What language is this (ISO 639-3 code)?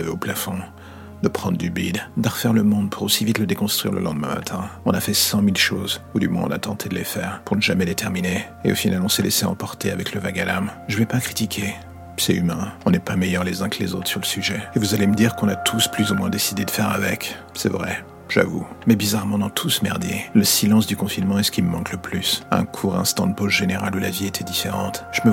fra